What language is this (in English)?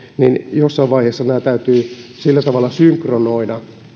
Finnish